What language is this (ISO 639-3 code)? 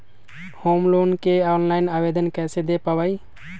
mag